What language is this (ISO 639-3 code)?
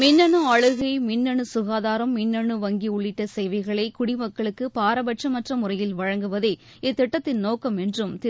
tam